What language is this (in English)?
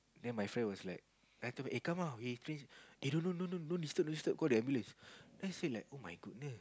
English